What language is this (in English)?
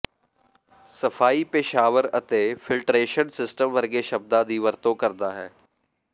Punjabi